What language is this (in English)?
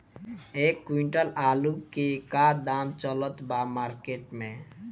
Bhojpuri